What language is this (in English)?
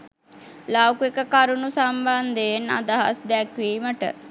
Sinhala